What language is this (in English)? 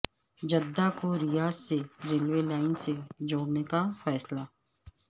Urdu